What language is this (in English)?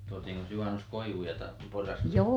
Finnish